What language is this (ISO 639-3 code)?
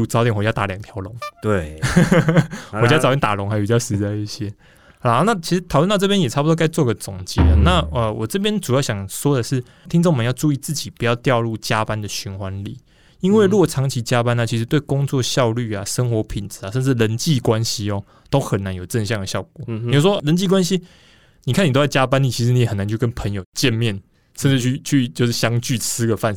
zho